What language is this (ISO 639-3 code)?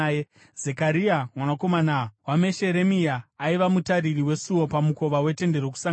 sna